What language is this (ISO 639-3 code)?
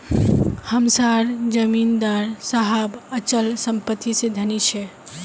mag